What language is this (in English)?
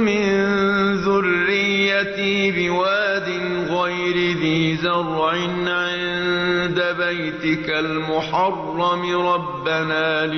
Arabic